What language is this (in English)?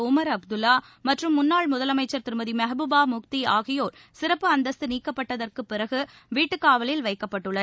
Tamil